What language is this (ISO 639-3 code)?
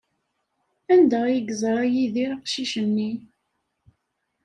kab